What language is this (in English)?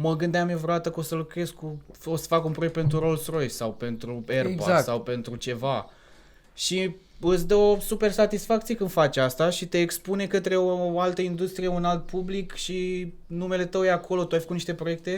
Romanian